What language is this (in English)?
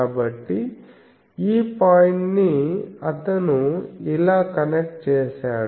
Telugu